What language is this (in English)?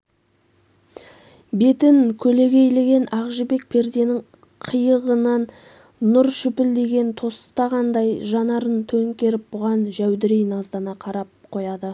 Kazakh